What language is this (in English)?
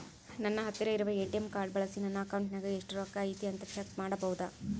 Kannada